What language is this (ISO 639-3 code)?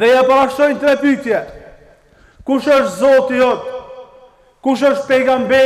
ara